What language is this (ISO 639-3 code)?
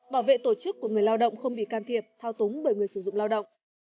vie